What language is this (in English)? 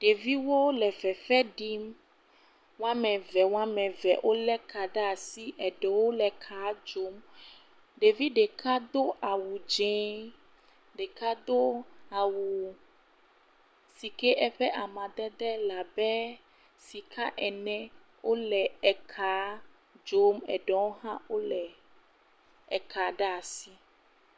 Ewe